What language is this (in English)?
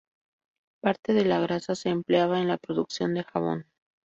Spanish